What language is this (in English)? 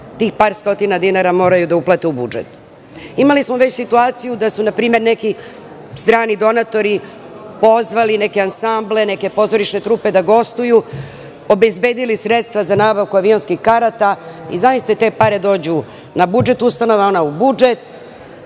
Serbian